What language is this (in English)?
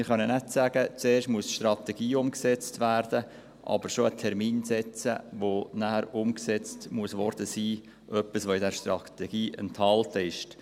Swiss German